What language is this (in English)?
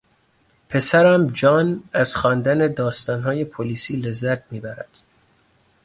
Persian